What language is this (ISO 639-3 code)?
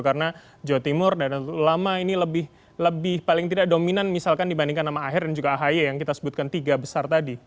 ind